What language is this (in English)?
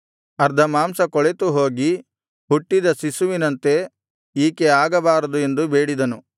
Kannada